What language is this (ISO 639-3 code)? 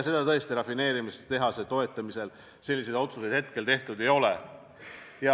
est